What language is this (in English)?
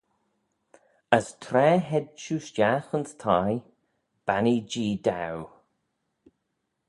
Manx